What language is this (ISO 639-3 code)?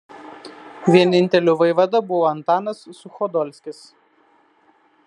lit